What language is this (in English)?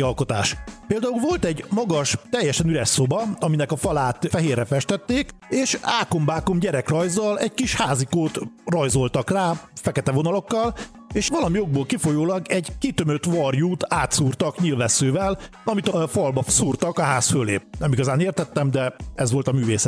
Hungarian